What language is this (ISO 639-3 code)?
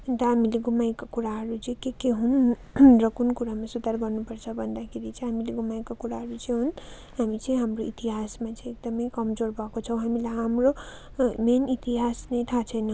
nep